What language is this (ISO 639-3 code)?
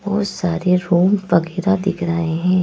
hin